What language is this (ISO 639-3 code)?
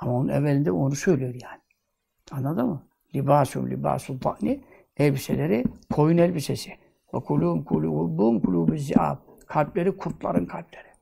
tur